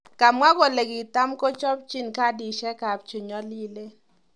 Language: Kalenjin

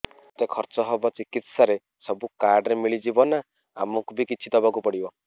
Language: Odia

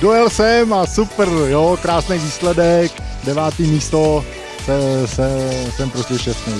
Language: Czech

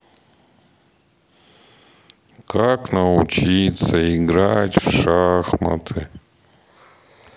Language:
Russian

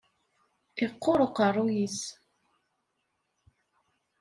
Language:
Kabyle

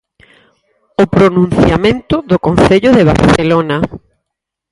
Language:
Galician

